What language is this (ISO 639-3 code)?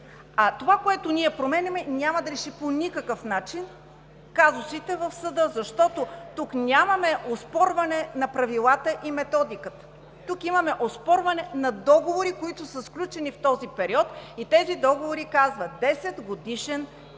bul